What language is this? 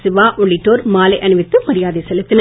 Tamil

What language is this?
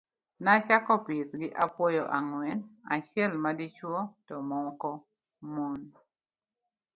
Luo (Kenya and Tanzania)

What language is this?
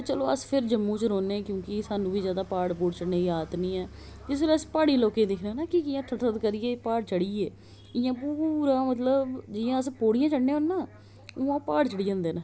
Dogri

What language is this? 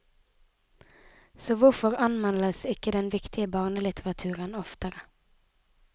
Norwegian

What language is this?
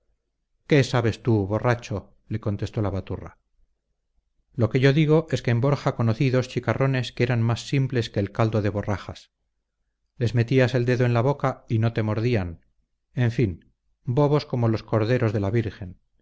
Spanish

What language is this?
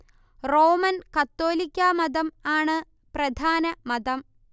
Malayalam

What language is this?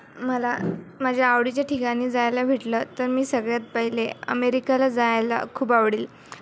Marathi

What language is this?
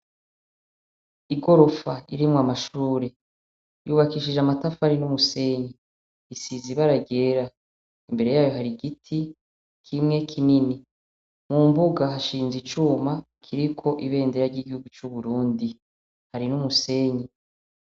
Rundi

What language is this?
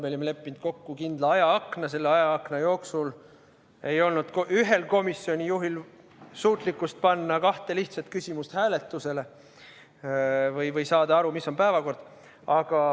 Estonian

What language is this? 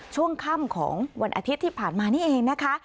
Thai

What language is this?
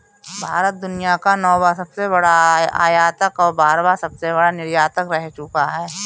Hindi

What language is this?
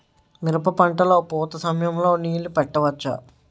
Telugu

